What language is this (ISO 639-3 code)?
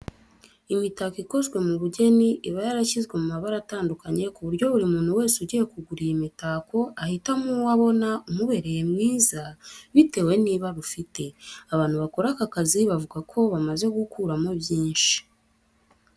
kin